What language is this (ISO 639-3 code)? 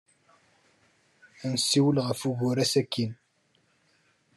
kab